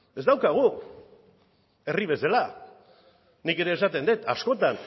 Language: Basque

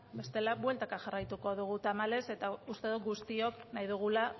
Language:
Basque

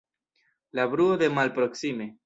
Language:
Esperanto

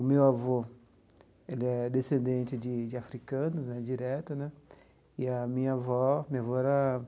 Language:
Portuguese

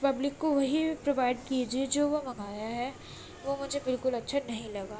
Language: Urdu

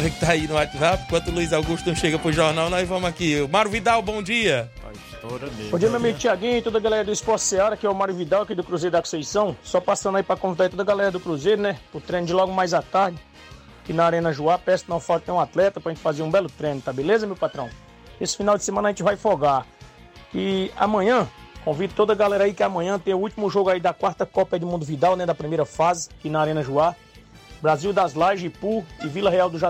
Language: Portuguese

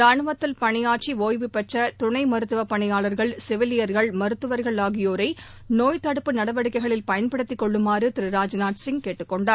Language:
Tamil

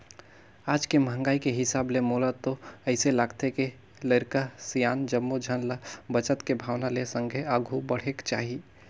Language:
Chhattisgarhi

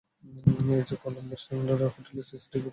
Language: Bangla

